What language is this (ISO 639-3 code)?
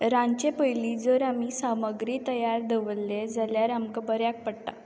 kok